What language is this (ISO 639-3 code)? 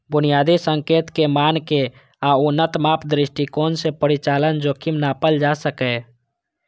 mai